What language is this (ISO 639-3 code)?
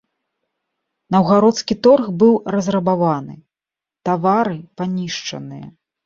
bel